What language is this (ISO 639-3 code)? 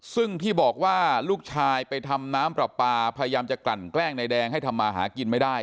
tha